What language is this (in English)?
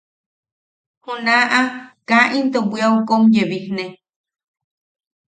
Yaqui